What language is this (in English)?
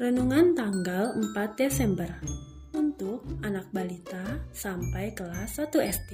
Indonesian